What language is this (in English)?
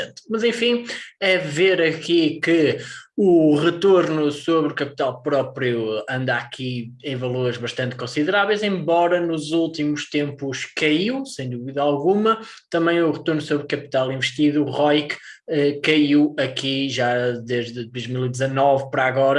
Portuguese